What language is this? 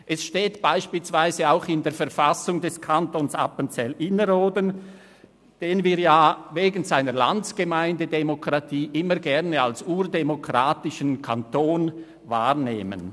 Swiss German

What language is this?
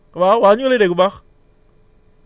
Wolof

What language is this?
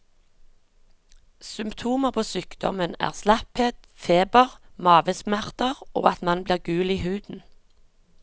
Norwegian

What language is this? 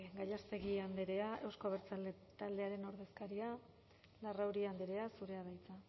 Basque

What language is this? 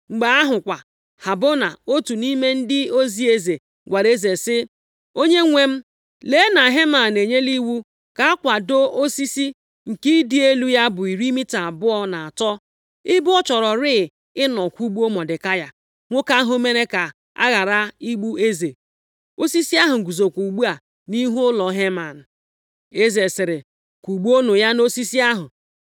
Igbo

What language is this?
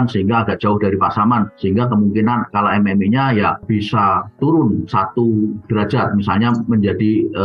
Indonesian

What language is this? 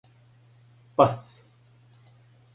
Serbian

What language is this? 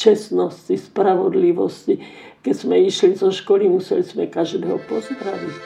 Slovak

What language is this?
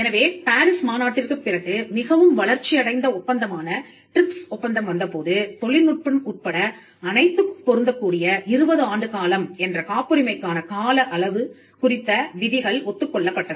Tamil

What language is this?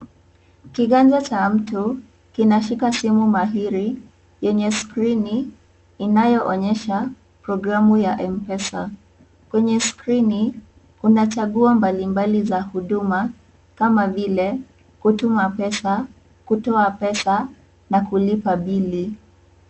Swahili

